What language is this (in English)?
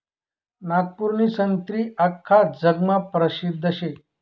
Marathi